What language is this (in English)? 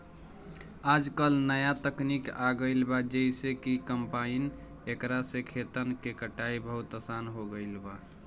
Bhojpuri